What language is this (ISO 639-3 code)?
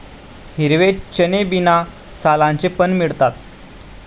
mar